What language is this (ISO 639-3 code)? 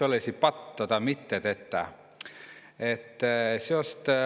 est